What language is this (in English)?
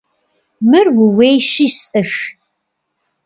Kabardian